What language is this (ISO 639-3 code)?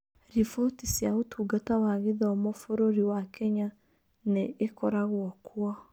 kik